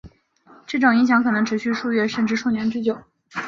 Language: Chinese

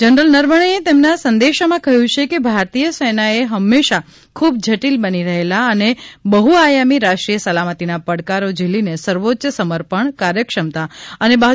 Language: Gujarati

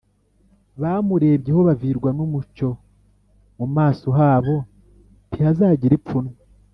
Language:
Kinyarwanda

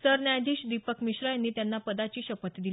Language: Marathi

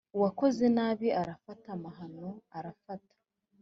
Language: Kinyarwanda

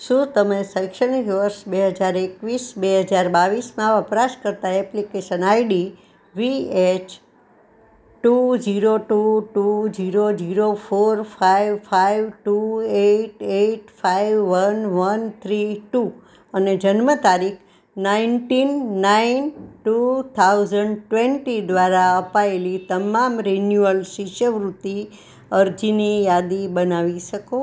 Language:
Gujarati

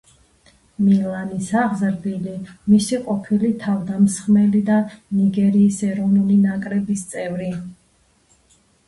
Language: Georgian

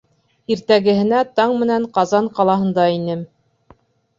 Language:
Bashkir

